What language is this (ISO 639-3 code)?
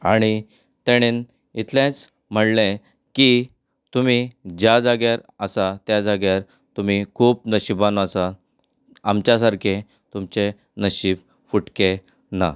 kok